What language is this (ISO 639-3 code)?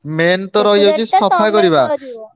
ori